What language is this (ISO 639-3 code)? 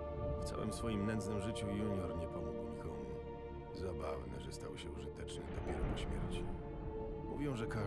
pol